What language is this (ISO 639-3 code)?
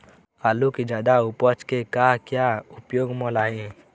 hne